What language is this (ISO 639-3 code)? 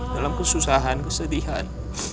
ind